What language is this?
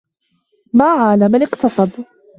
Arabic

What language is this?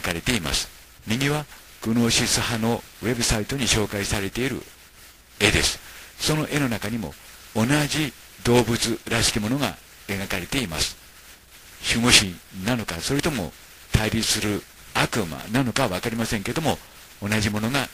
Japanese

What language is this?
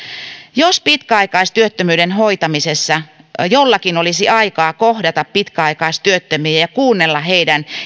Finnish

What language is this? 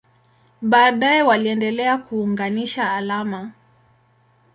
Swahili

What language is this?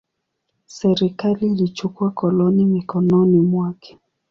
Swahili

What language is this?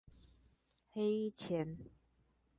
Chinese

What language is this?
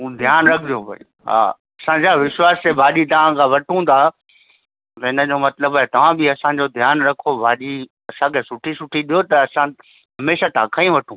Sindhi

